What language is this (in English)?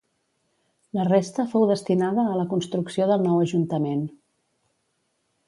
Catalan